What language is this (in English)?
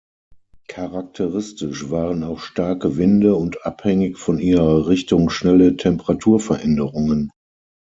German